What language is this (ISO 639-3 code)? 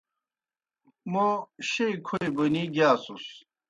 plk